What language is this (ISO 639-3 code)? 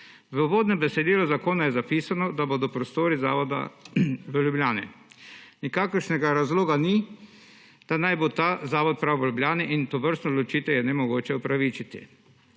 slv